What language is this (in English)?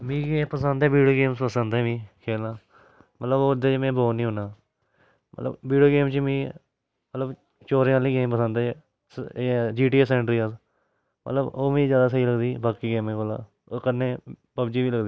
Dogri